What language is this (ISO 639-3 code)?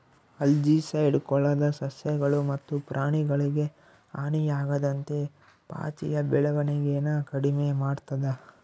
kan